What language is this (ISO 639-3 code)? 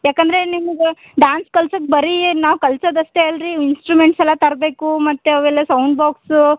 kan